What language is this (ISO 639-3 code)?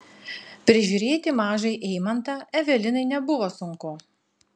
lit